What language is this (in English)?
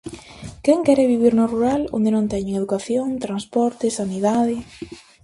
Galician